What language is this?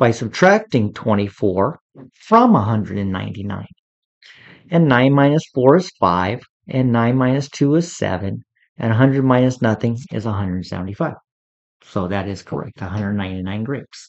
English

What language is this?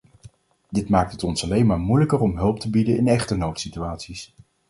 Dutch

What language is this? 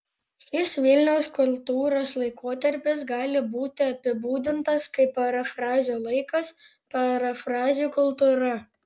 Lithuanian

